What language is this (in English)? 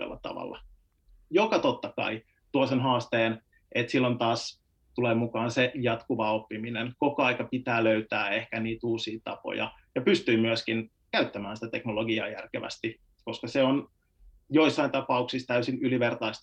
Finnish